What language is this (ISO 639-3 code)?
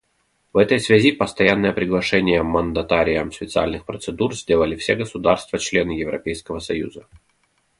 rus